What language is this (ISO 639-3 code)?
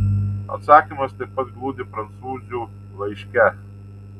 lit